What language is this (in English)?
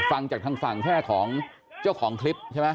Thai